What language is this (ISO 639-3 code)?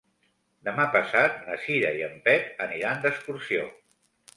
cat